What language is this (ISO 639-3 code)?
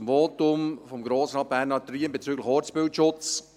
gsw